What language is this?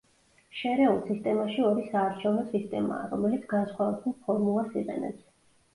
Georgian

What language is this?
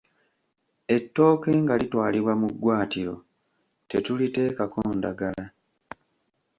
Ganda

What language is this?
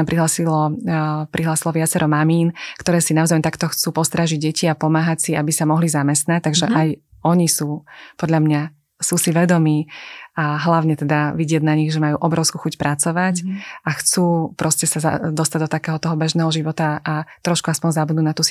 Slovak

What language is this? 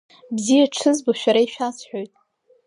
Abkhazian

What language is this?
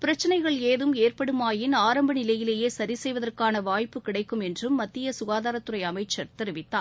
Tamil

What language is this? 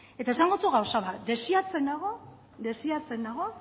Basque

